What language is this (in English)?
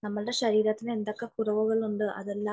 Malayalam